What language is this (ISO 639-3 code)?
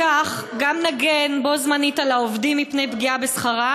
heb